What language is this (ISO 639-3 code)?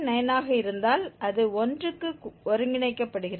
tam